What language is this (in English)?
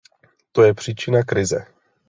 Czech